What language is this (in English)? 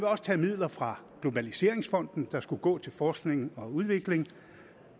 Danish